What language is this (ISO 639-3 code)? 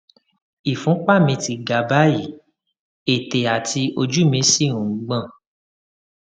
yor